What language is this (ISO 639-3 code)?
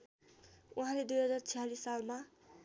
nep